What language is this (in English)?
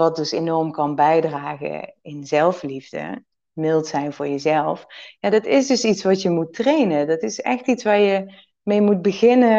Dutch